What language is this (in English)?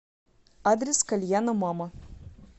Russian